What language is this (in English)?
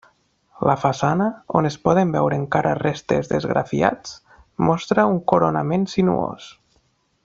Catalan